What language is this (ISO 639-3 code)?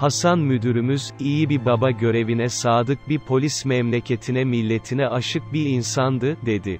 tur